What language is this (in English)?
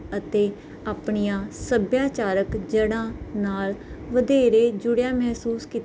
Punjabi